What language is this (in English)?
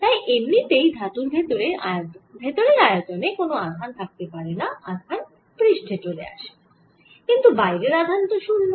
Bangla